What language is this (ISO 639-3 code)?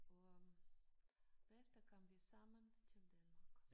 dan